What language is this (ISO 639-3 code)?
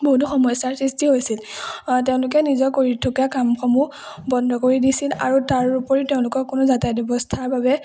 asm